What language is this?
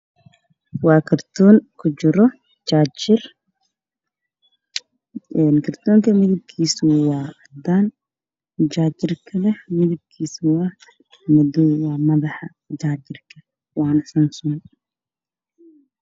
Somali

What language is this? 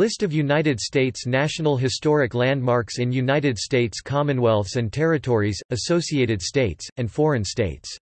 English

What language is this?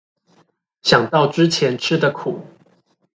Chinese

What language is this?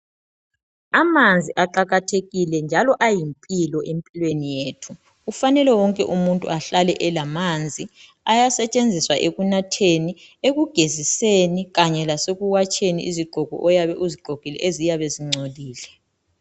North Ndebele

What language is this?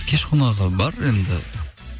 Kazakh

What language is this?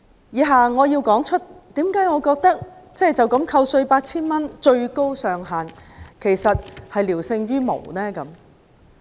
Cantonese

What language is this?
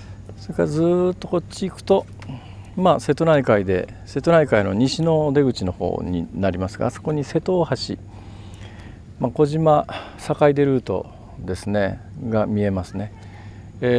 Japanese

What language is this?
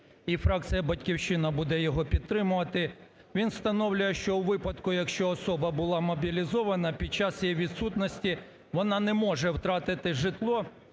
Ukrainian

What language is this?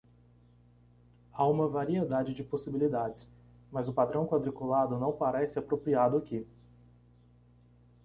Portuguese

